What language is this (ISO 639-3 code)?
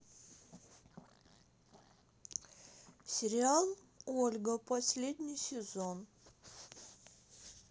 rus